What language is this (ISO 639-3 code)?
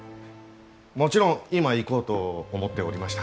jpn